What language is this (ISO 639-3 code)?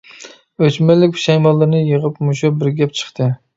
uig